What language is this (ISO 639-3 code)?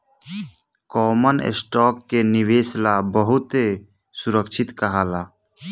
bho